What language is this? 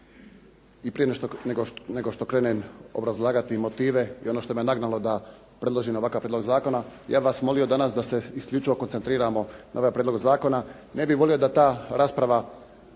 Croatian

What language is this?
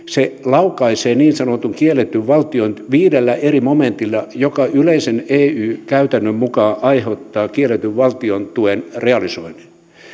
Finnish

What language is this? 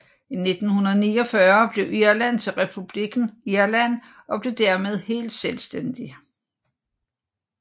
Danish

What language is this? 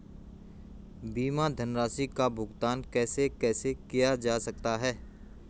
Hindi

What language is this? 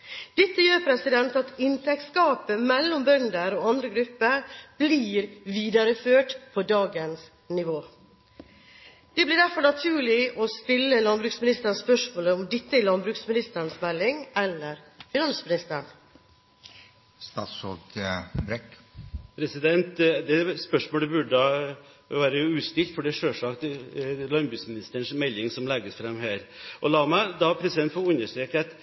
Norwegian Bokmål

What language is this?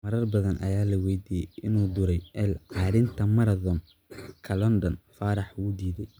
Somali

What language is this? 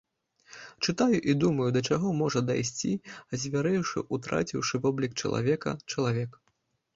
Belarusian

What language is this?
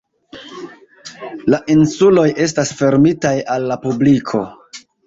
Esperanto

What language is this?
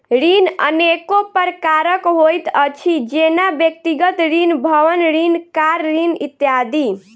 Maithili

